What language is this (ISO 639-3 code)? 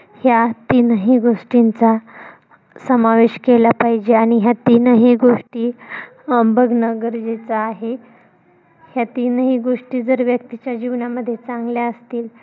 mar